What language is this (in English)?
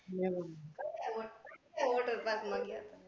Gujarati